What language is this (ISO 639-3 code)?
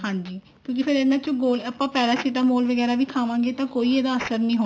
pan